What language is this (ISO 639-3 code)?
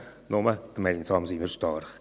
gsw